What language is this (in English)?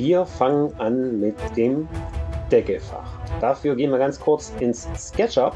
German